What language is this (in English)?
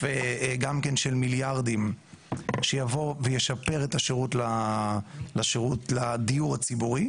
Hebrew